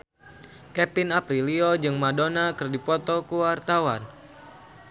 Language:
Sundanese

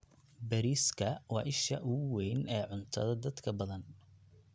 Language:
Somali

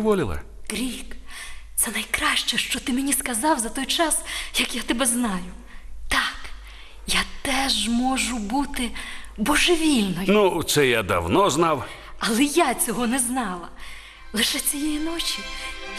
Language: Ukrainian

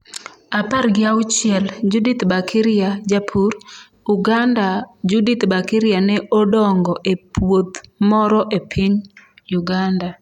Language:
Luo (Kenya and Tanzania)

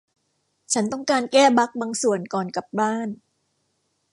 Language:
Thai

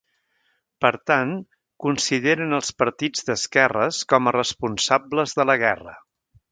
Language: Catalan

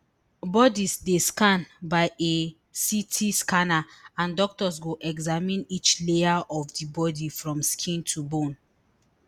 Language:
Nigerian Pidgin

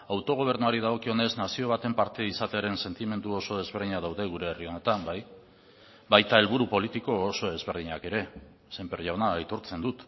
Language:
Basque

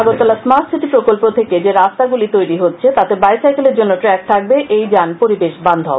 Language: Bangla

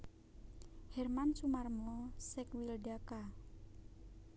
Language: Javanese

